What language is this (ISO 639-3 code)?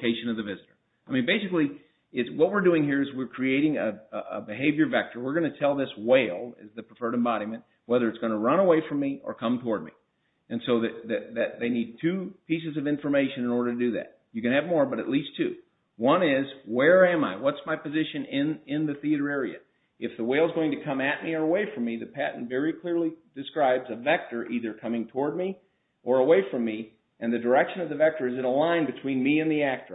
eng